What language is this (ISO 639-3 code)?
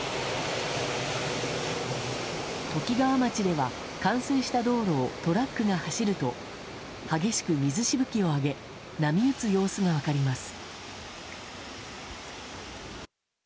jpn